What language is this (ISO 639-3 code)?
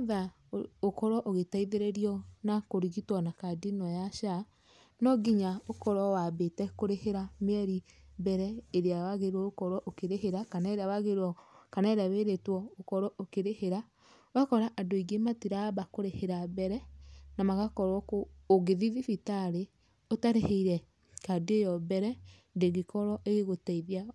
kik